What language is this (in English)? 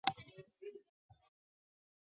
Chinese